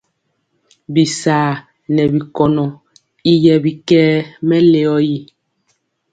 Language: Mpiemo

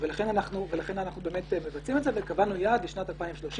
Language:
Hebrew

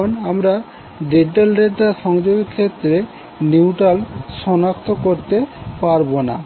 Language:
Bangla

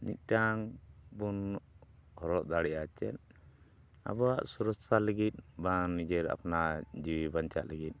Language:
Santali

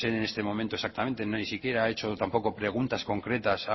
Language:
Spanish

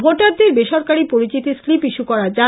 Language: Bangla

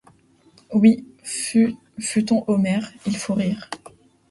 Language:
French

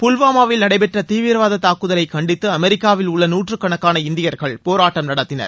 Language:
Tamil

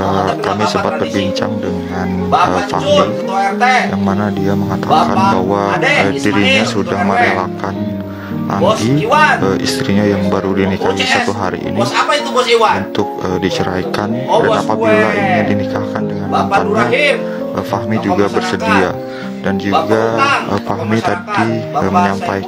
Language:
Indonesian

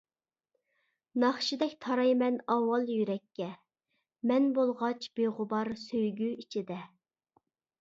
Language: Uyghur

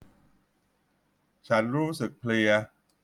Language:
Thai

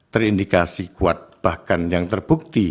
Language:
Indonesian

